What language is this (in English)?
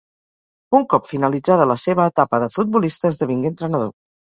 Catalan